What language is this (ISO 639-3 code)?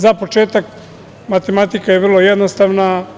srp